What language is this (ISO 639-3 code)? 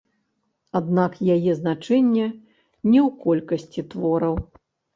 bel